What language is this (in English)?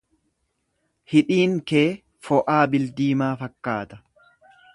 Oromo